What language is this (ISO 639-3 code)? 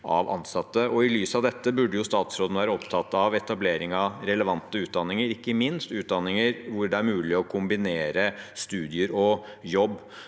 nor